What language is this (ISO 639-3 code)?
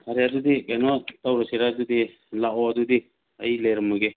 mni